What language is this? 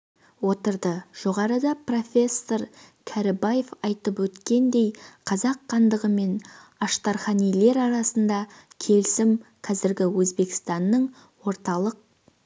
Kazakh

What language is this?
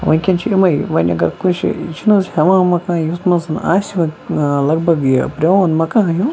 Kashmiri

